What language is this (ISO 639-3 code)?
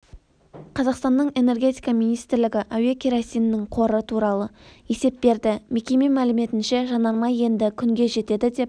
kaz